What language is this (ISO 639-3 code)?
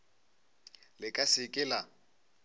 nso